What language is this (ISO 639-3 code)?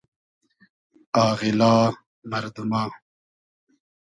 haz